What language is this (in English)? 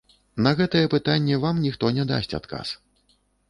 Belarusian